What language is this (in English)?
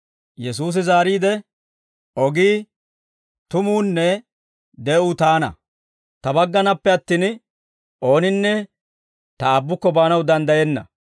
Dawro